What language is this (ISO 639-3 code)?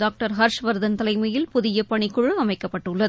tam